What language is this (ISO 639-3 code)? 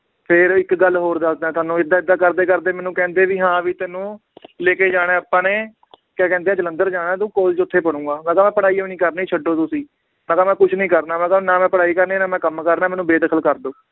pan